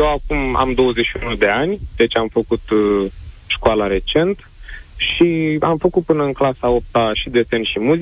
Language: Romanian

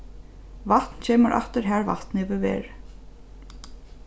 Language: Faroese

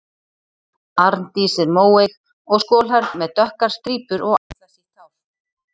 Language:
Icelandic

